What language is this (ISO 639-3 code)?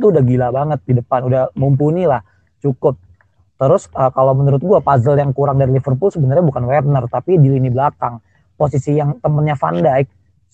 ind